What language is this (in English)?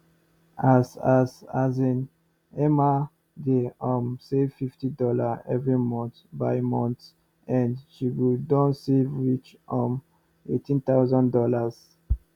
Nigerian Pidgin